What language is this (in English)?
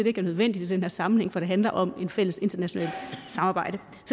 Danish